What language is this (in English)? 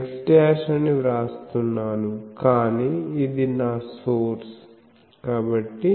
Telugu